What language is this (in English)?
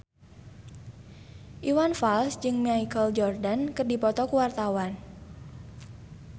Sundanese